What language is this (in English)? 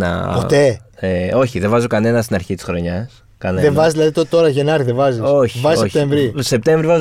Greek